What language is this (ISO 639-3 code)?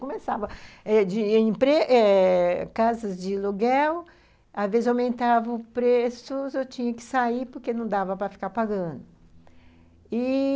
por